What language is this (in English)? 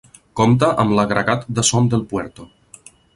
Catalan